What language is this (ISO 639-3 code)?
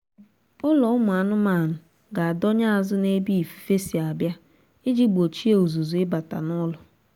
ibo